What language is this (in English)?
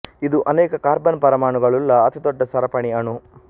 Kannada